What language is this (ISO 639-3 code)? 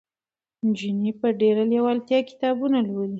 pus